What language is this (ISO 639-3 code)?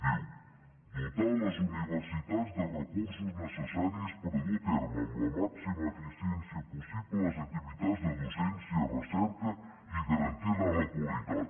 cat